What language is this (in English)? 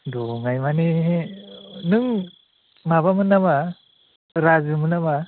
Bodo